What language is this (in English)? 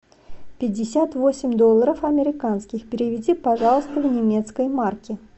Russian